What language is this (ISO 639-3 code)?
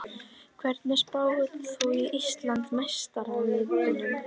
isl